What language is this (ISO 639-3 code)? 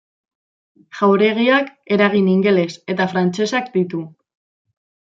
eus